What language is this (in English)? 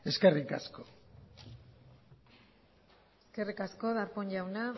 Basque